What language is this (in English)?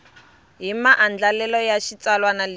Tsonga